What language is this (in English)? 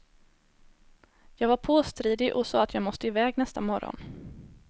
Swedish